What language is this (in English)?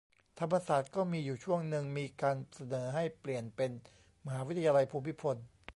Thai